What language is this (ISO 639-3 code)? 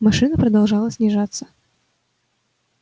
rus